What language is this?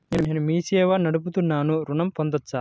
Telugu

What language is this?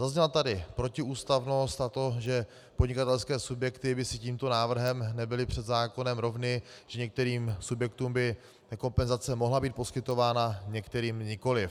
Czech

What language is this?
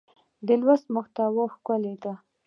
Pashto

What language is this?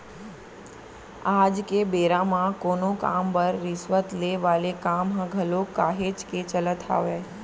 Chhattisgarhi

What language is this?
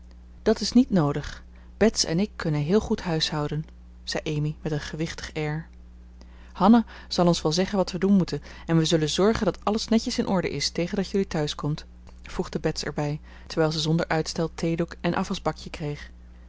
Dutch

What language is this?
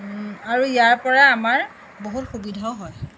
Assamese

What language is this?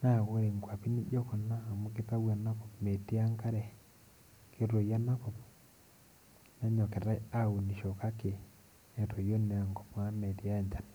Masai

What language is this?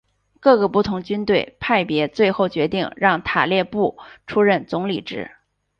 Chinese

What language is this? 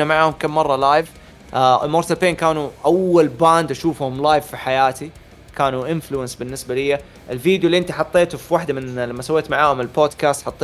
Arabic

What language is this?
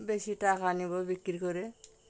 Bangla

